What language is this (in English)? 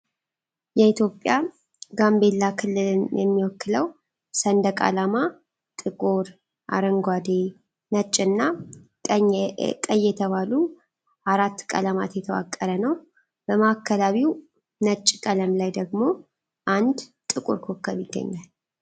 Amharic